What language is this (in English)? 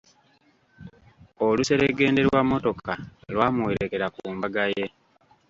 Ganda